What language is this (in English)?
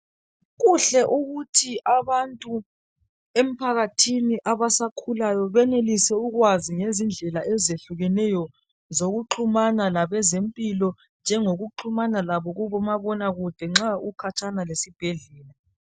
North Ndebele